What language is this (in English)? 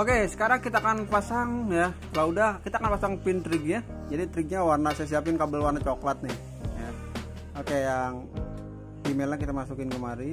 Indonesian